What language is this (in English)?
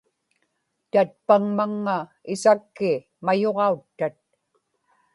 Inupiaq